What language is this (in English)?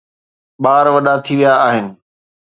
Sindhi